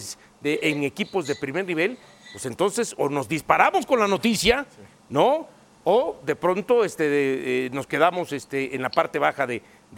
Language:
Spanish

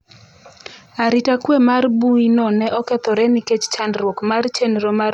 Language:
Luo (Kenya and Tanzania)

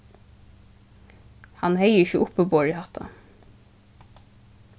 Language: Faroese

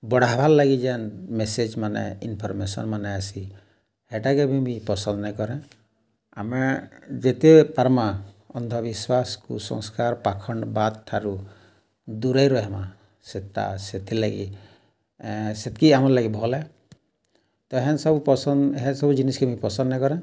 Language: Odia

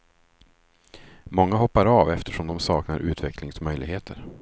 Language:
Swedish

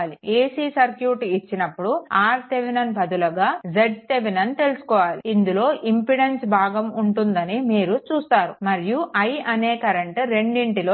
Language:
Telugu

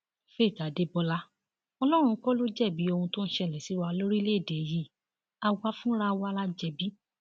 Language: Yoruba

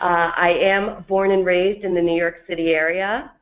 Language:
English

